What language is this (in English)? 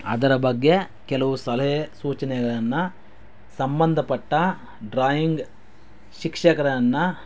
Kannada